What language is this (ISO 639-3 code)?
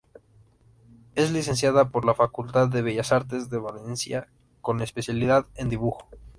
spa